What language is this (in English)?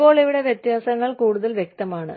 Malayalam